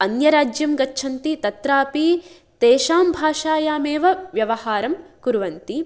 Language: Sanskrit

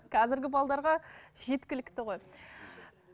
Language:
Kazakh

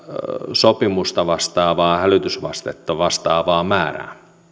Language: Finnish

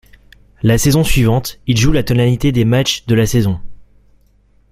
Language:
French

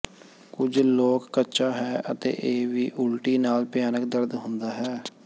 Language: Punjabi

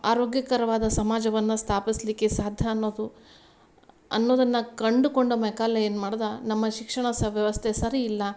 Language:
Kannada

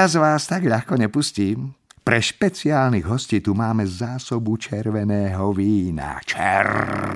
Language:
Slovak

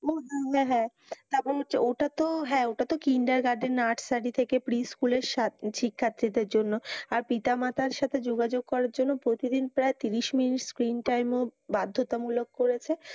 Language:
Bangla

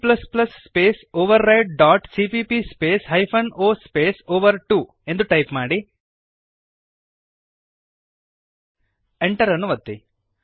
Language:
Kannada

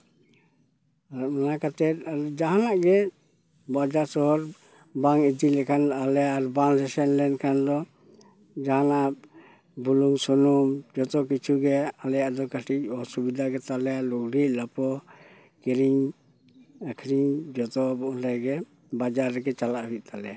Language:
Santali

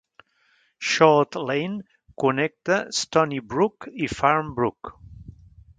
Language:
Catalan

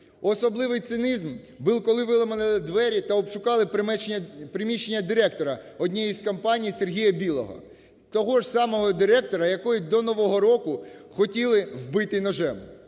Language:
Ukrainian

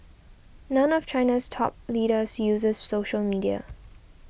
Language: English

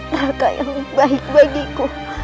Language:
Indonesian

